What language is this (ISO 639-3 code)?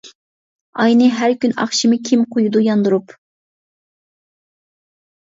uig